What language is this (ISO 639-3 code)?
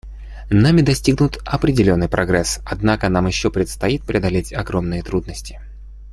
rus